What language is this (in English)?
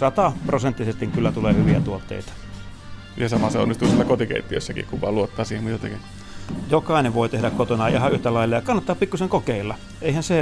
Finnish